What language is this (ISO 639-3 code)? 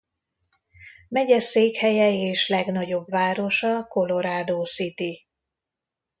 hun